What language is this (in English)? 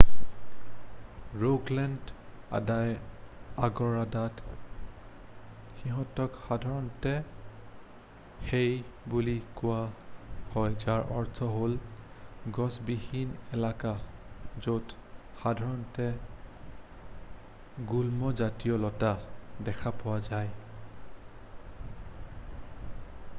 Assamese